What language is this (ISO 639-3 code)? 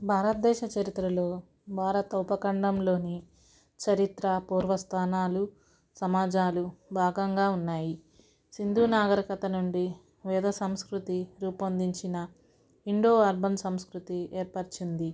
tel